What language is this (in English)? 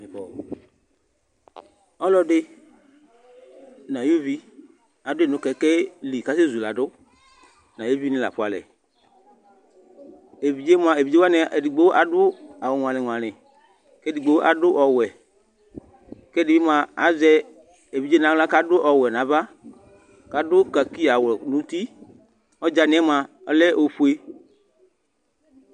Ikposo